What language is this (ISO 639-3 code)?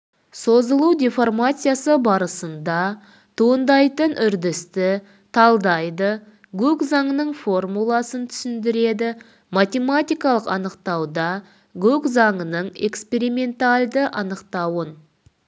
kaz